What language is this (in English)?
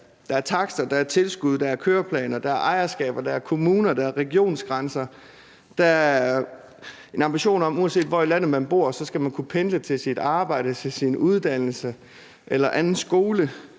Danish